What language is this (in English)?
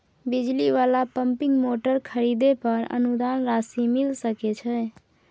Maithili